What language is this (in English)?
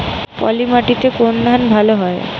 Bangla